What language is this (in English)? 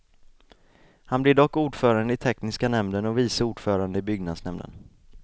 Swedish